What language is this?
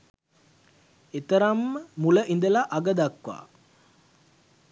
Sinhala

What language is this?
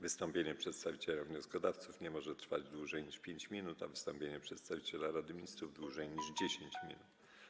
Polish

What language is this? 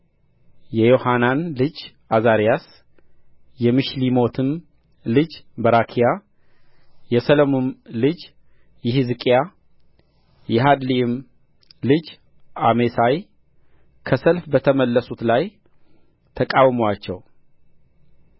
Amharic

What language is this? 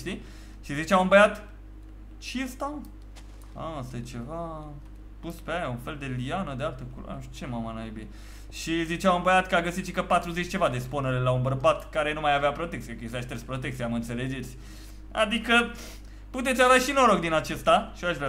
Romanian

